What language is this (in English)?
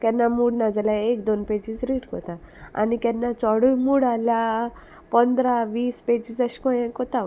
Konkani